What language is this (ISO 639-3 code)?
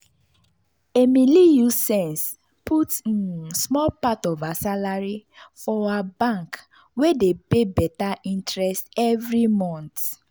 pcm